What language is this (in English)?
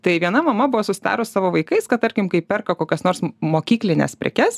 Lithuanian